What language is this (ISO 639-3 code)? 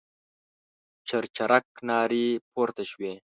pus